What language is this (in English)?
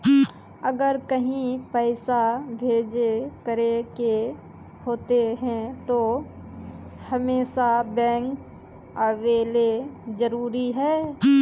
Magahi